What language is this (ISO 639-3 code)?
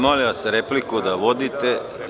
srp